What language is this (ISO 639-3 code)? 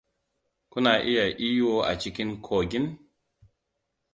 hau